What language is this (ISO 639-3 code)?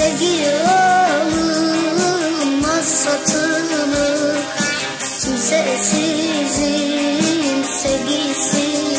tur